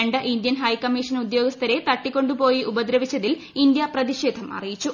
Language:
Malayalam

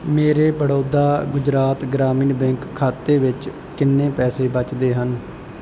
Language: Punjabi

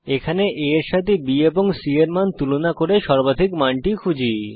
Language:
Bangla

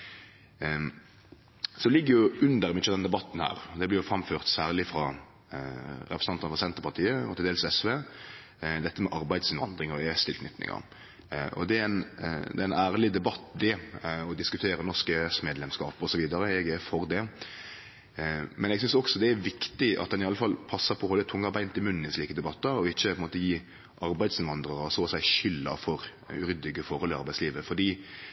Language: Norwegian Nynorsk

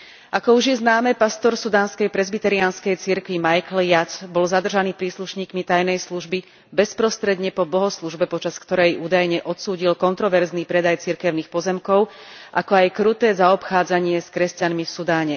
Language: Slovak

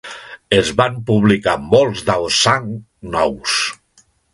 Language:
Catalan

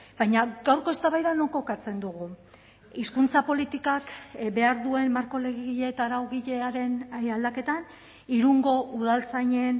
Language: Basque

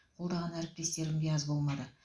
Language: Kazakh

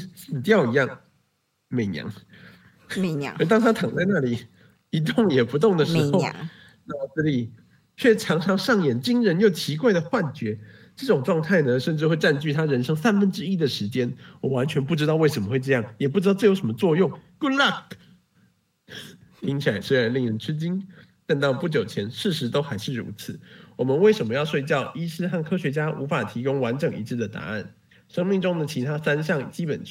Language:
Chinese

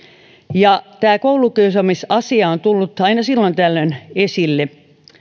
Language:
Finnish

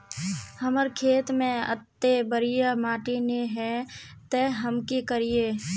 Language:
Magahi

